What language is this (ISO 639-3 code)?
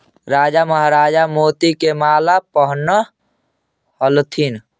mag